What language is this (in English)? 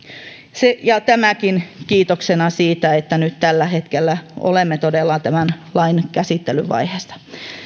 Finnish